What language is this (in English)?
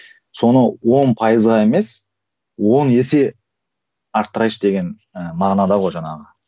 Kazakh